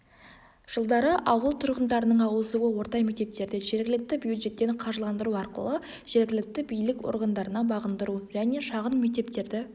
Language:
Kazakh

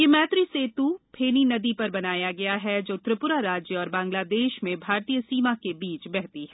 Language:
Hindi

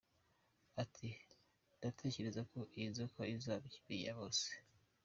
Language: Kinyarwanda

